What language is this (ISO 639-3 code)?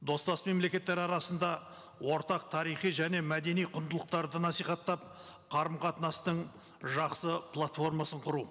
kaz